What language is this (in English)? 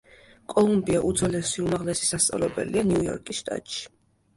Georgian